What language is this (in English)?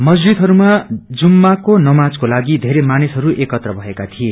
Nepali